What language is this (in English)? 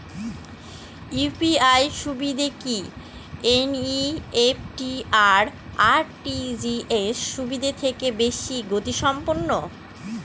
Bangla